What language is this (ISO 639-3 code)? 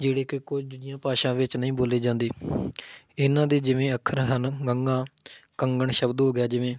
pan